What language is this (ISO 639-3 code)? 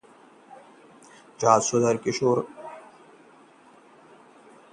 hin